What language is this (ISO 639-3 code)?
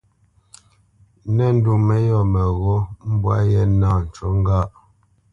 bce